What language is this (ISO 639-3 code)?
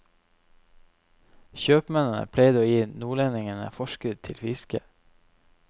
nor